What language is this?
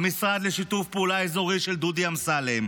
Hebrew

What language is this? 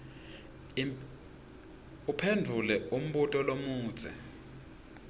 Swati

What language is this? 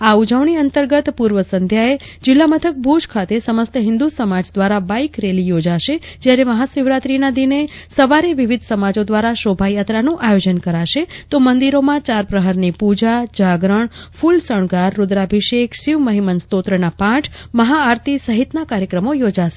Gujarati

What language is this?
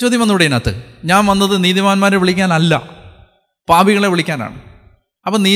Malayalam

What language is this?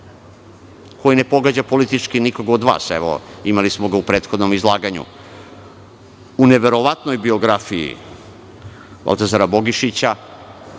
Serbian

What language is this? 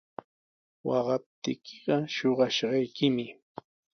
Sihuas Ancash Quechua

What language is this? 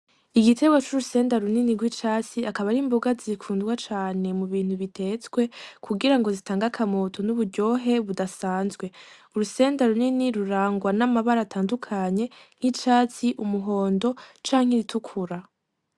Rundi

